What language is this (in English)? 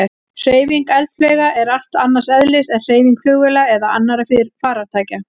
Icelandic